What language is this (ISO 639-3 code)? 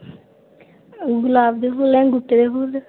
doi